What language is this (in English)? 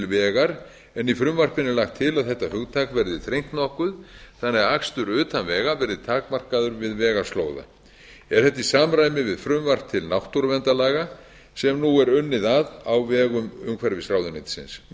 Icelandic